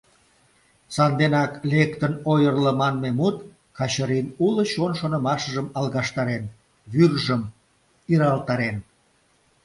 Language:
Mari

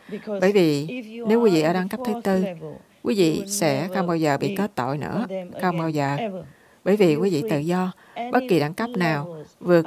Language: Vietnamese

